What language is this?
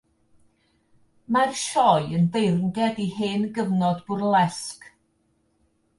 Welsh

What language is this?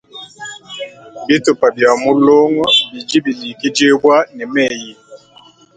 Luba-Lulua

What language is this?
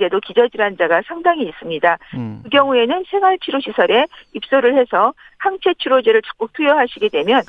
Korean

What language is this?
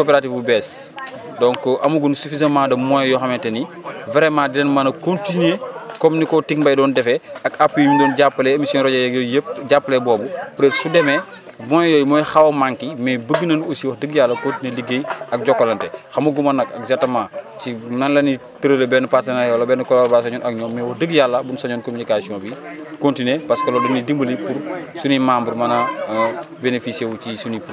Wolof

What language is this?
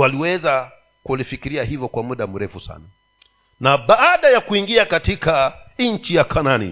Swahili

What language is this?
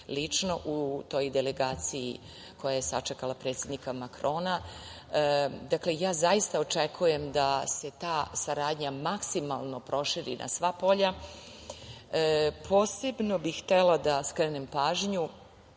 Serbian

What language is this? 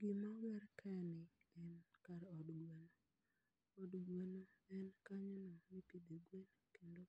Luo (Kenya and Tanzania)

